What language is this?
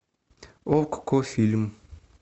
Russian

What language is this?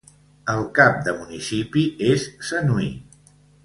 Catalan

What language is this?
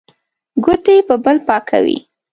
Pashto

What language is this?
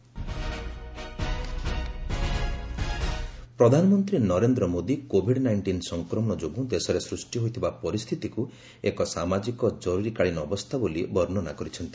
Odia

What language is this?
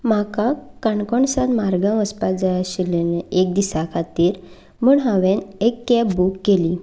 Konkani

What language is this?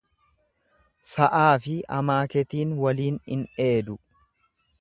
Oromo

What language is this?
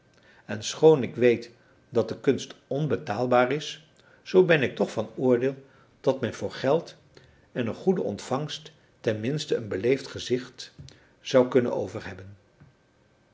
Dutch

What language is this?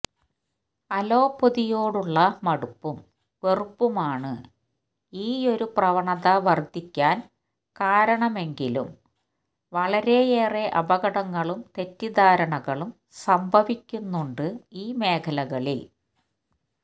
Malayalam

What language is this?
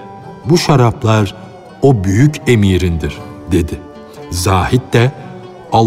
Turkish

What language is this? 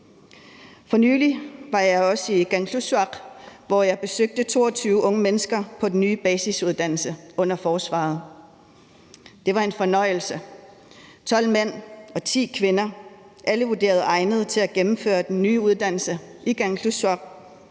Danish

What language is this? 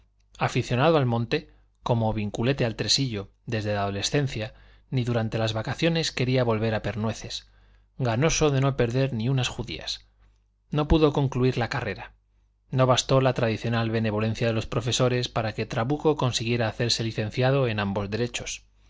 Spanish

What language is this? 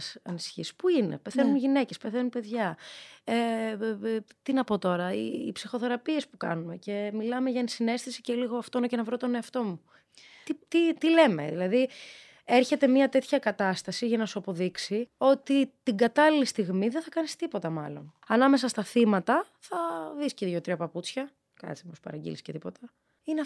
Greek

